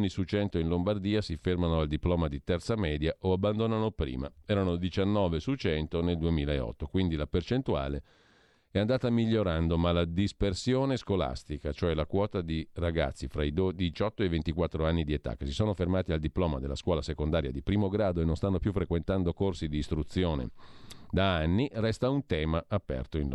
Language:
Italian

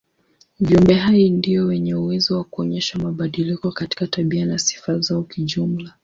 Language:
Swahili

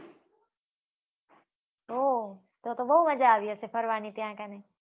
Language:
Gujarati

